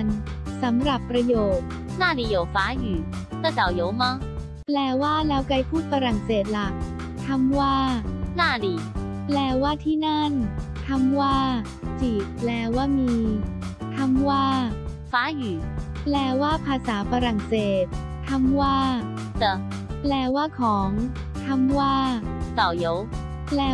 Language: Thai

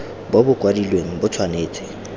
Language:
Tswana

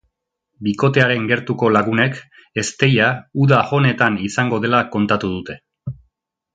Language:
Basque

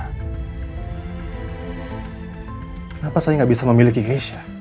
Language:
Indonesian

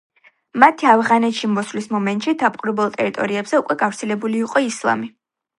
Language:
Georgian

